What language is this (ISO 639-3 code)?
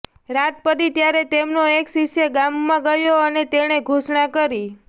guj